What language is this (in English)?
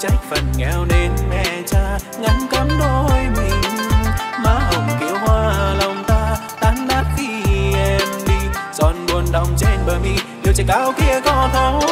Vietnamese